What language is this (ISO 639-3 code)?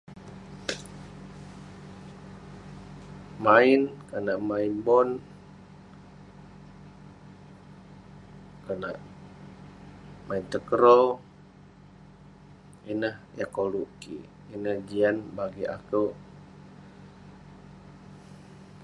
pne